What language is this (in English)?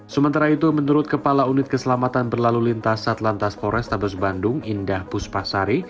Indonesian